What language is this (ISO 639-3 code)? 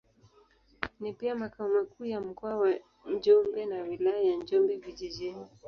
swa